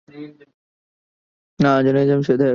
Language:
Urdu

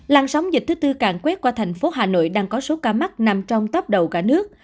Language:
Vietnamese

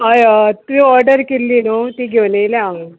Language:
Konkani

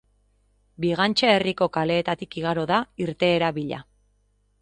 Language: Basque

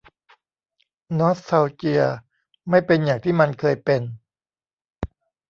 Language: Thai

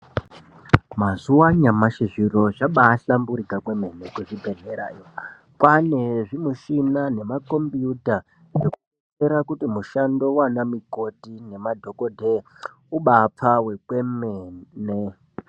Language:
Ndau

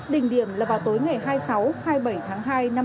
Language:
Vietnamese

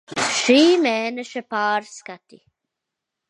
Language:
Latvian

